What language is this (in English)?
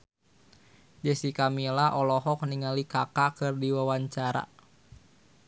Sundanese